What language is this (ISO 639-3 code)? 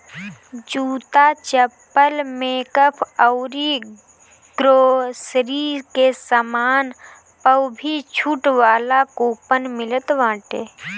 bho